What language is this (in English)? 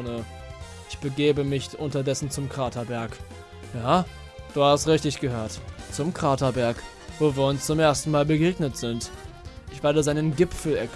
German